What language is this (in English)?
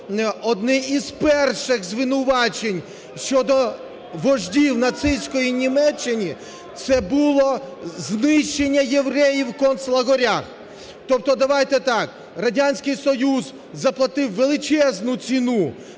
Ukrainian